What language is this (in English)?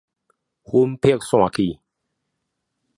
Min Nan Chinese